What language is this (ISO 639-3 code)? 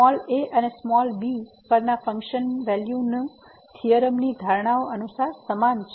guj